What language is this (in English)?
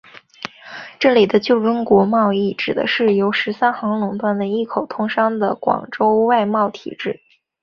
Chinese